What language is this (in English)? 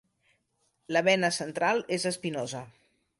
Catalan